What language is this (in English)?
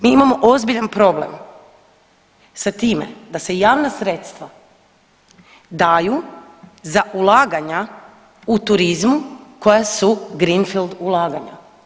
Croatian